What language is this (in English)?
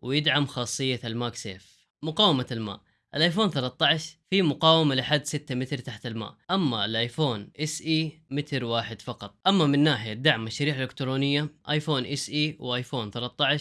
Arabic